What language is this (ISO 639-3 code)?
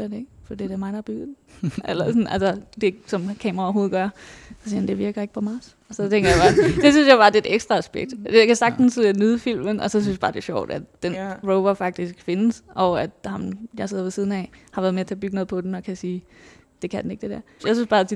dan